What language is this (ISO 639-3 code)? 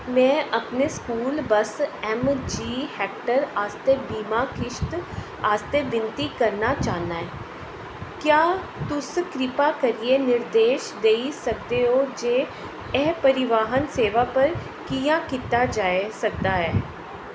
doi